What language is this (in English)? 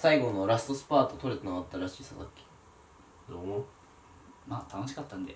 Japanese